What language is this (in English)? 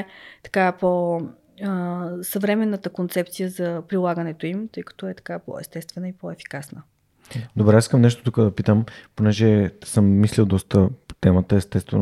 Bulgarian